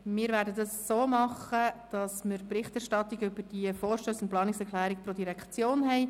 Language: Swiss German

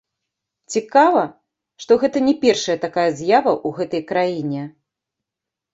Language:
Belarusian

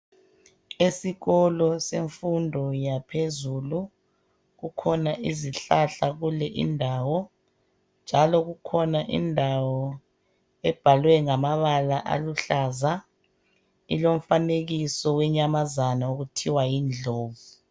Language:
North Ndebele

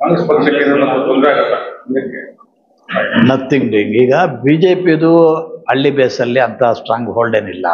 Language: Kannada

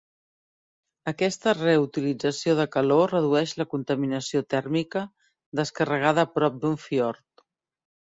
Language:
Catalan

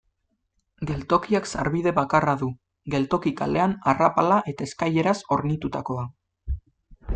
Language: Basque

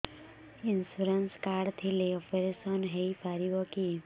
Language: Odia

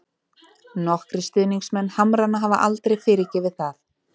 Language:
Icelandic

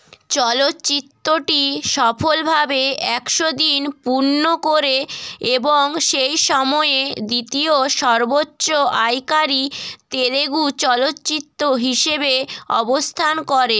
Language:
Bangla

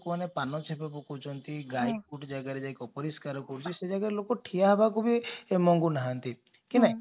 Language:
Odia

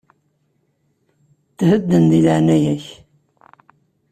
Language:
Kabyle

